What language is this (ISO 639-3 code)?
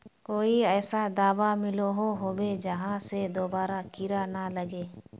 mag